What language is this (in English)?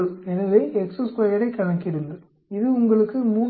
Tamil